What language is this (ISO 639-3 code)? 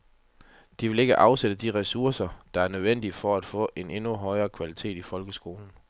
dan